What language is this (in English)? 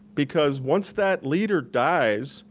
English